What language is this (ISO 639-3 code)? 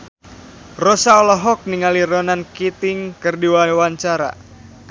sun